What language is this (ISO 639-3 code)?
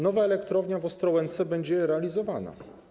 pol